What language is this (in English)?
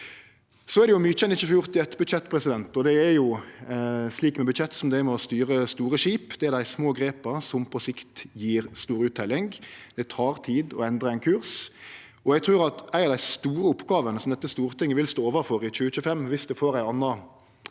Norwegian